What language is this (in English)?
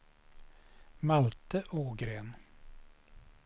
Swedish